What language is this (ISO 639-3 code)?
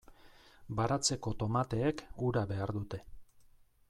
eus